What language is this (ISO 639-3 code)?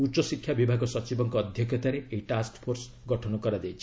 ori